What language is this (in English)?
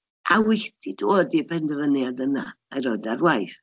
Welsh